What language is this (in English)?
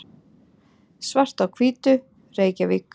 Icelandic